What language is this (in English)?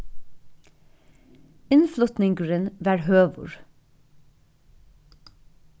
Faroese